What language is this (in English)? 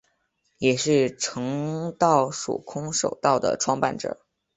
Chinese